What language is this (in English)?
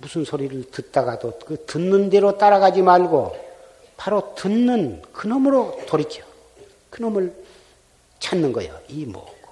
Korean